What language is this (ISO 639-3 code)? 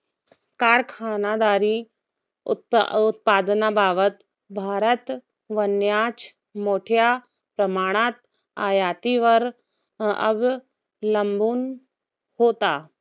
mar